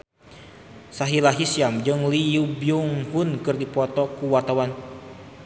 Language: Sundanese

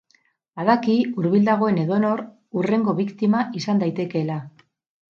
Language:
Basque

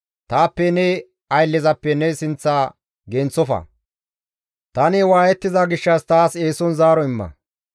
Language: Gamo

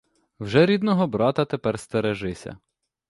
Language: Ukrainian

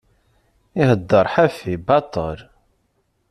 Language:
Kabyle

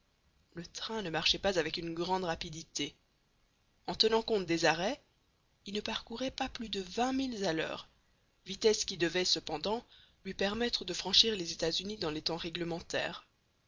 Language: French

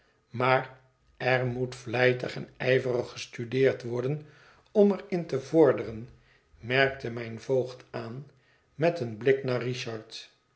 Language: Dutch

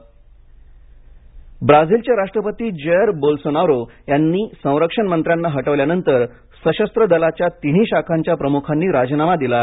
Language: Marathi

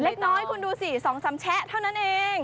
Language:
Thai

